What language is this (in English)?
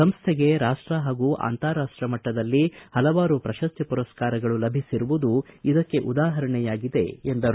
Kannada